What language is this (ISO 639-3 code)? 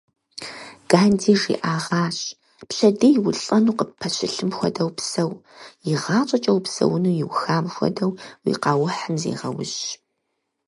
kbd